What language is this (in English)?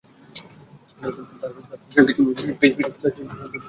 Bangla